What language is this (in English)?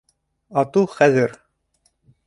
Bashkir